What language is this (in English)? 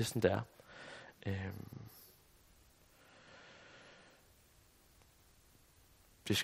Danish